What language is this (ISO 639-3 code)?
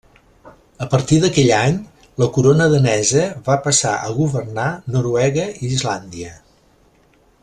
cat